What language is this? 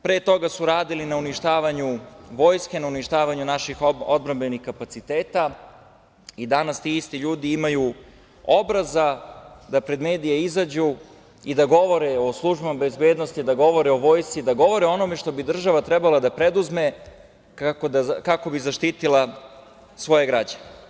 Serbian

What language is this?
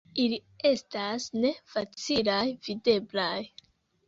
Esperanto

